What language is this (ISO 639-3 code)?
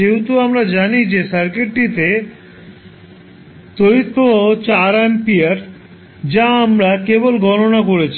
ben